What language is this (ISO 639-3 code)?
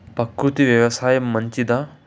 tel